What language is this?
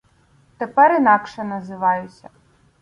Ukrainian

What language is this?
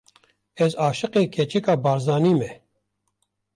Kurdish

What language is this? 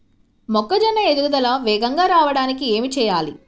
Telugu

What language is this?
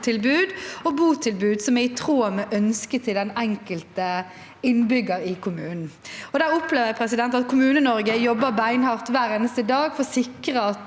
Norwegian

